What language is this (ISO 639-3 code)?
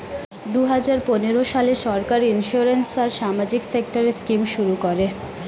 ben